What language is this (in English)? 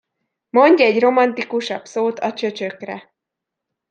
Hungarian